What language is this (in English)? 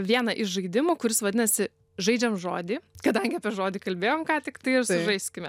Lithuanian